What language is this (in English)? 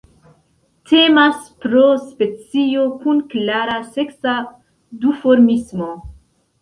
Esperanto